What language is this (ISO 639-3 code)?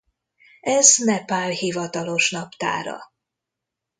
hun